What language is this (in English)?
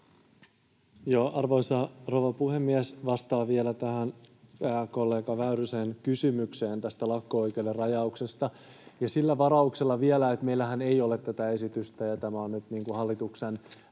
Finnish